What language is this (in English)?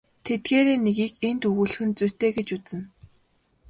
Mongolian